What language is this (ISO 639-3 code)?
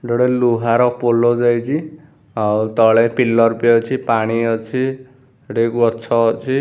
ori